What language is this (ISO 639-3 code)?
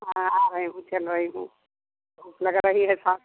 hin